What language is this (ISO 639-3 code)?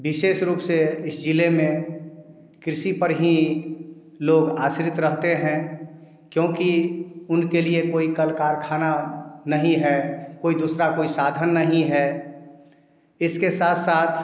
hin